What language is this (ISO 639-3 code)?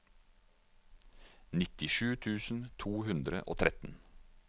nor